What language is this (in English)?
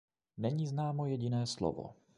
Czech